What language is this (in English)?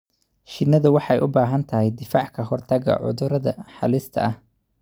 Somali